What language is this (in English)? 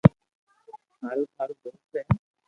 Loarki